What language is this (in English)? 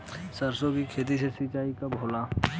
Bhojpuri